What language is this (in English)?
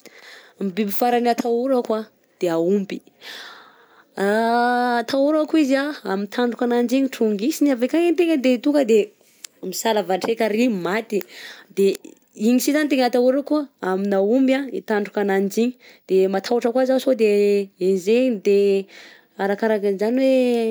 Southern Betsimisaraka Malagasy